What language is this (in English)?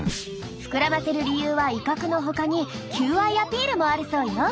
Japanese